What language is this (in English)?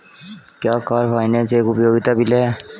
Hindi